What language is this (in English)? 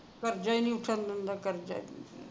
Punjabi